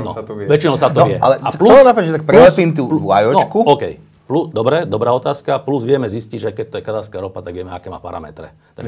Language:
Slovak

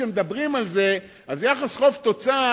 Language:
Hebrew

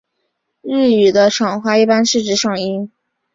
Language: Chinese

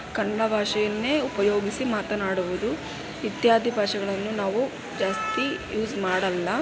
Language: Kannada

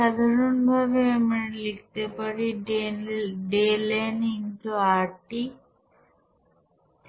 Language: Bangla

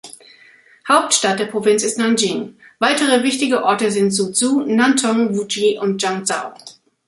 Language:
German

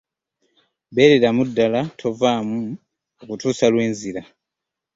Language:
Ganda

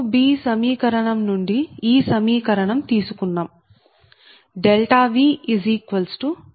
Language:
Telugu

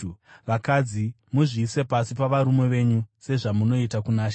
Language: Shona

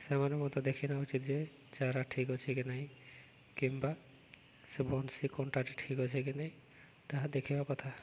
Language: Odia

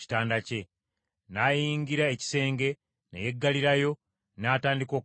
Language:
Ganda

